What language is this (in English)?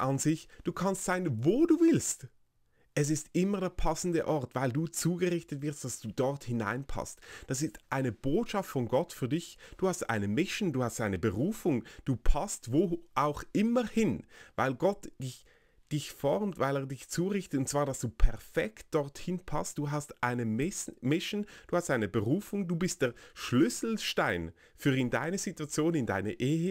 German